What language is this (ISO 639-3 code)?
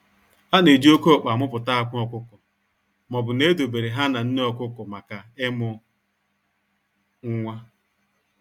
ibo